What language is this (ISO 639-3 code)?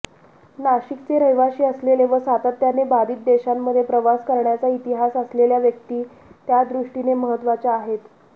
mar